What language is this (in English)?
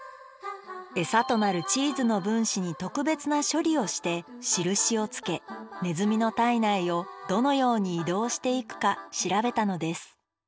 Japanese